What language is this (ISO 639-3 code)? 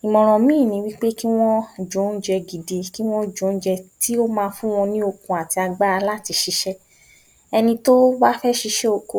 yor